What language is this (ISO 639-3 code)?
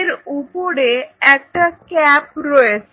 ben